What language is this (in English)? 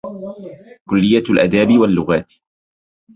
Arabic